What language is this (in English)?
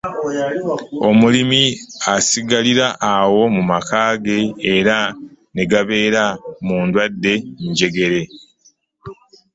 Ganda